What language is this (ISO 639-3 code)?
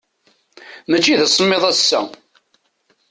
kab